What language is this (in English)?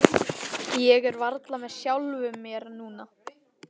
Icelandic